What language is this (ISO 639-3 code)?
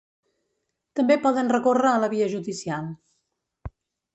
cat